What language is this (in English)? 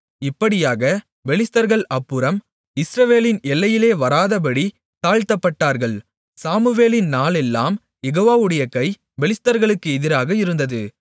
Tamil